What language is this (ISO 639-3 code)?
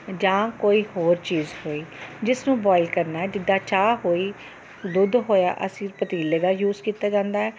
pan